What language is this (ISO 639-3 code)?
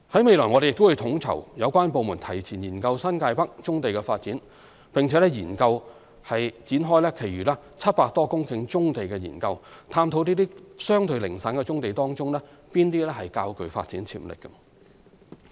yue